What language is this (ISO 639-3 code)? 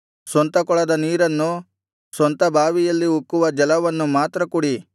kan